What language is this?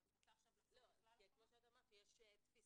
Hebrew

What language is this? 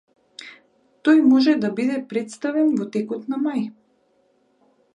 Macedonian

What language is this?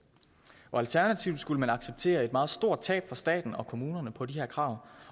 Danish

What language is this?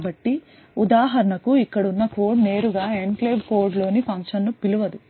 Telugu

